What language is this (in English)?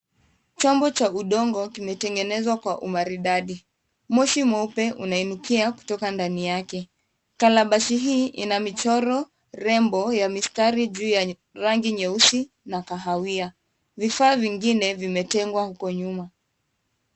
Swahili